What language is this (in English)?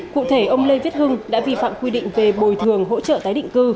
Vietnamese